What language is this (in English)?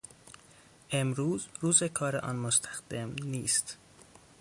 Persian